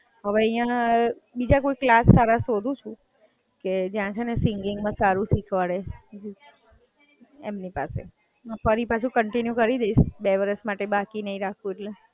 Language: Gujarati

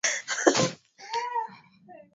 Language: Swahili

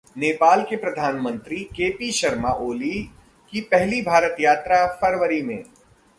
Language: Hindi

